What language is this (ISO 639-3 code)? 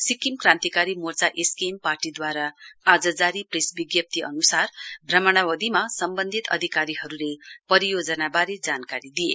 nep